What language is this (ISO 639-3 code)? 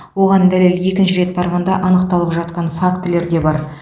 kaz